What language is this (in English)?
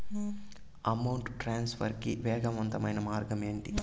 Telugu